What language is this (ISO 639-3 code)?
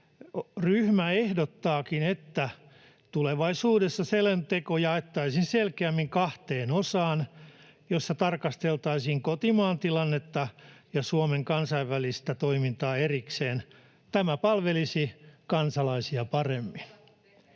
fin